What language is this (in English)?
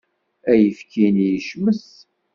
Kabyle